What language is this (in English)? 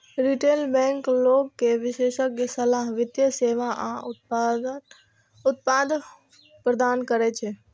Maithili